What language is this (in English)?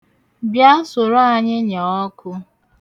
Igbo